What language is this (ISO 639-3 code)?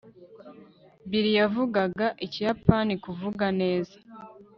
kin